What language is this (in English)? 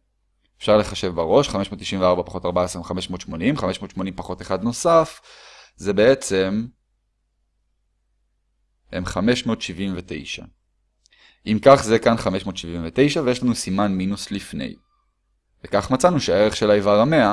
Hebrew